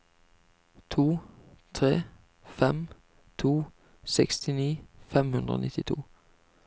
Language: Norwegian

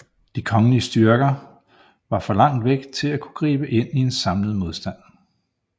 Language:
Danish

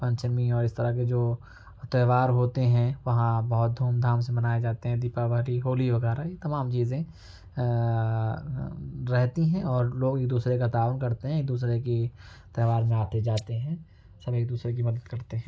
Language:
Urdu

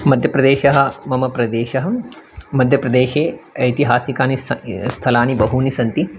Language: Sanskrit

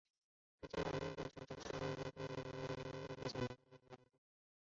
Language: Chinese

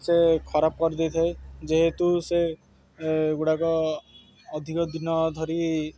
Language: Odia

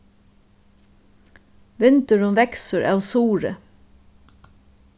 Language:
Faroese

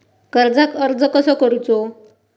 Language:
Marathi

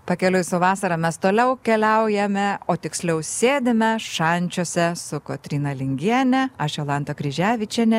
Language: Lithuanian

